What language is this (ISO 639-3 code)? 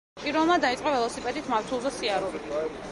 kat